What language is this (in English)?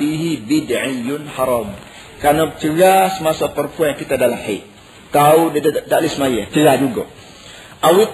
Malay